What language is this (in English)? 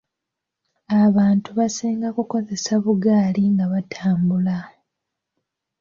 Ganda